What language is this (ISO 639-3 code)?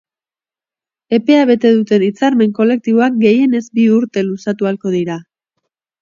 eus